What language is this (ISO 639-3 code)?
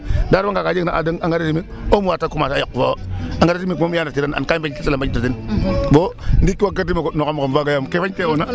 srr